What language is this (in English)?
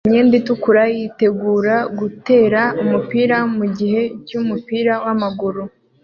Kinyarwanda